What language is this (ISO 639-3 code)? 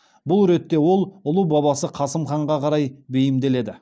kaz